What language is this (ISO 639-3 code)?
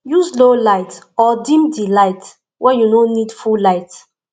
pcm